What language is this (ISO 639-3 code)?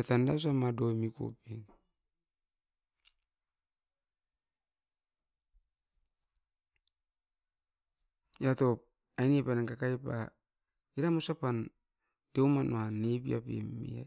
eiv